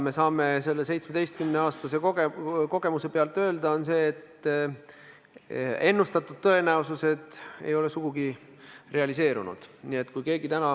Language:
Estonian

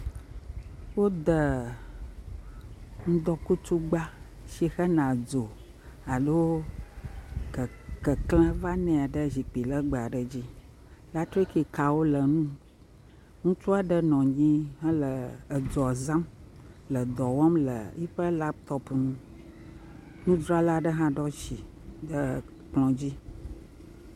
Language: Ewe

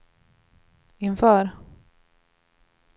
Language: Swedish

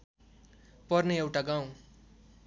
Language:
Nepali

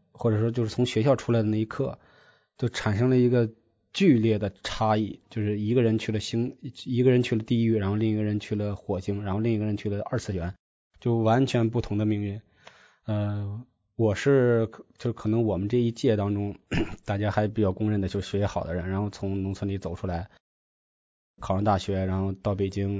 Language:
Chinese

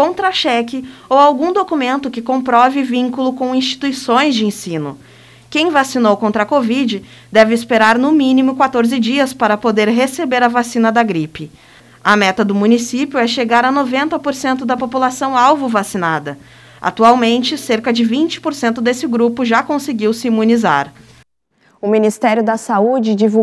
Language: Portuguese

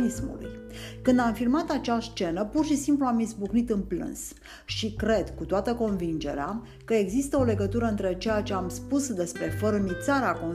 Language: Romanian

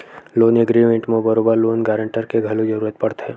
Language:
Chhattisgarhi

